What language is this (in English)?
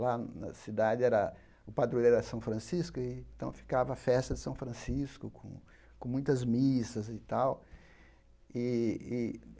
Portuguese